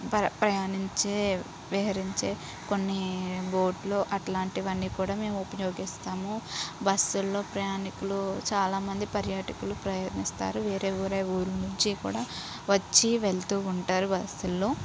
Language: Telugu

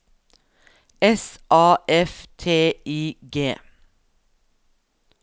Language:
Norwegian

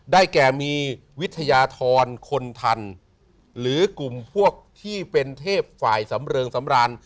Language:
Thai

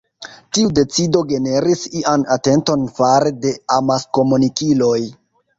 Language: Esperanto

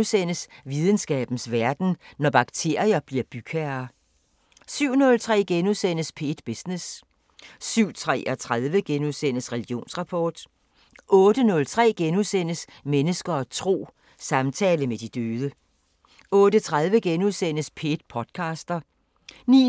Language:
Danish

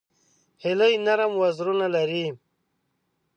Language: Pashto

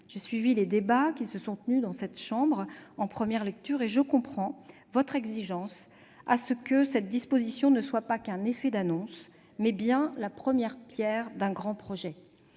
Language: French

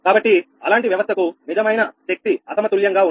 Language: Telugu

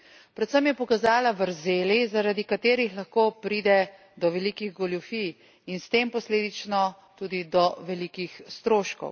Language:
Slovenian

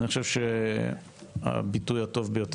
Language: Hebrew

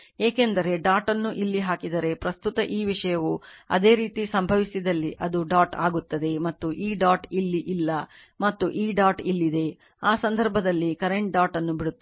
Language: Kannada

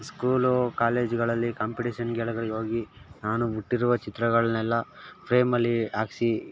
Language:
Kannada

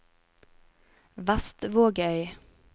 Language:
Norwegian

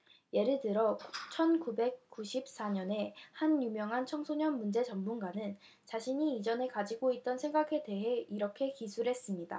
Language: Korean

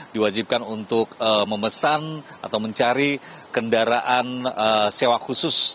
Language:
Indonesian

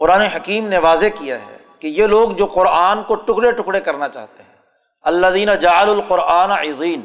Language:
Urdu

